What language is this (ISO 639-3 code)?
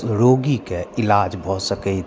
mai